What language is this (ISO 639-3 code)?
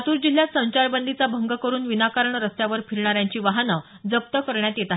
mar